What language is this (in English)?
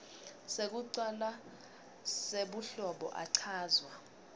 Swati